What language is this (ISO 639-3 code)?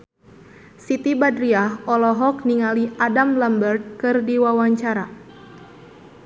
sun